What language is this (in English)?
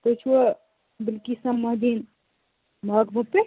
Kashmiri